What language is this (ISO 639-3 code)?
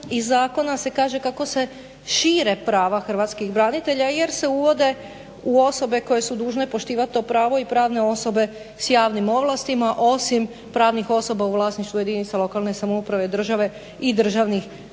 hrv